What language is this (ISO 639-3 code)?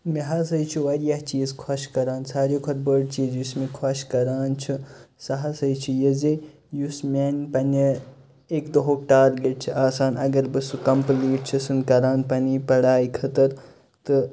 kas